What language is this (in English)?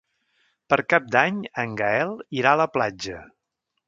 Catalan